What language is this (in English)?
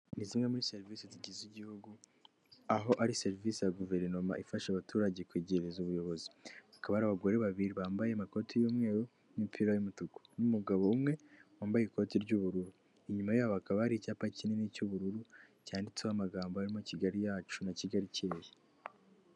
Kinyarwanda